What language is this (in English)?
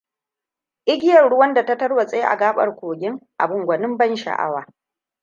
Hausa